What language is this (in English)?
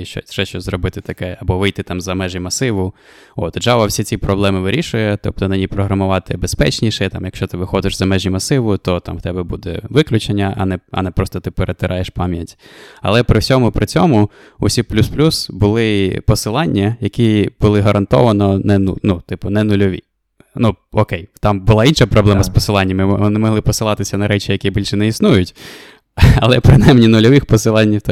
Ukrainian